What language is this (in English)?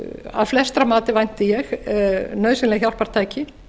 Icelandic